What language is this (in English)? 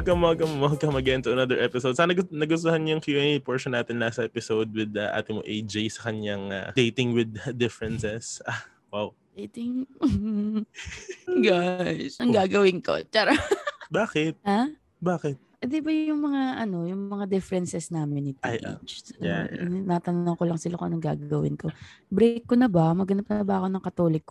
Filipino